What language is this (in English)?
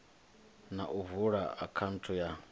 Venda